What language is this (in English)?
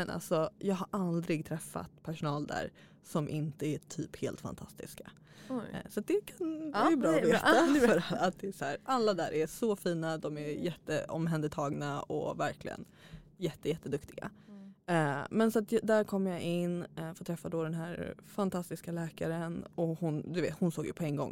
Swedish